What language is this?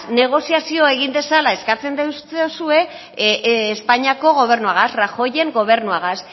Basque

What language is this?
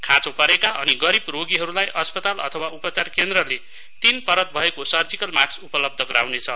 Nepali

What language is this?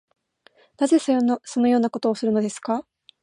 Japanese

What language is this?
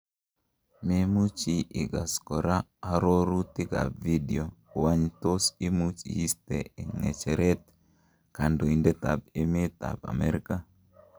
Kalenjin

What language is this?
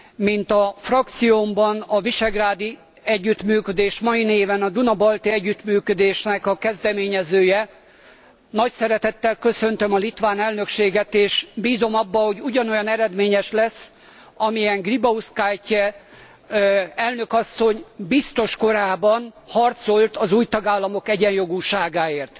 Hungarian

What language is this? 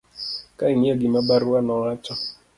Luo (Kenya and Tanzania)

